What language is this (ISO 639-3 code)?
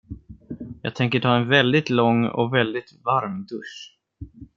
swe